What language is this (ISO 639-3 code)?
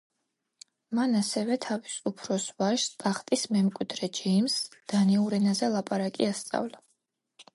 kat